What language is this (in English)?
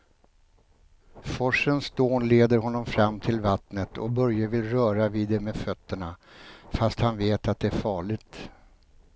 Swedish